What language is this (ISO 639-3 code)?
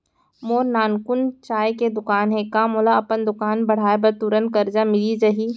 hne